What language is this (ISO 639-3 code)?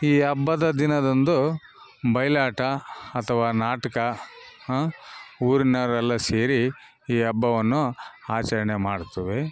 kan